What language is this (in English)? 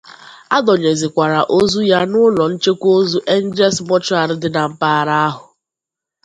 Igbo